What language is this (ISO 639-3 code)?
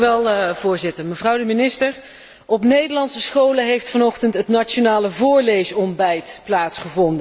nld